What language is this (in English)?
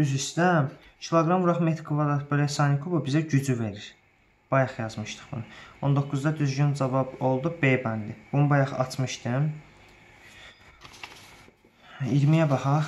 Turkish